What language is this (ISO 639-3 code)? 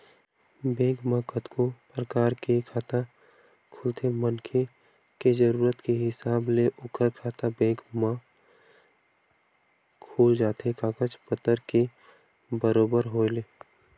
hne